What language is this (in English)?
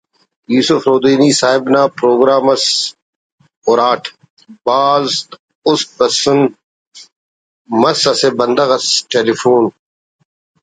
Brahui